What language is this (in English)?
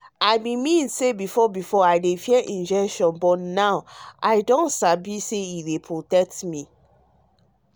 Nigerian Pidgin